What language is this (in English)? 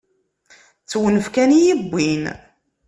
Kabyle